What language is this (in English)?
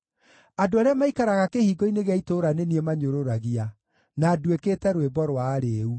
Kikuyu